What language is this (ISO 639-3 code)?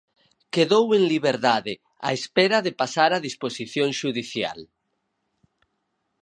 glg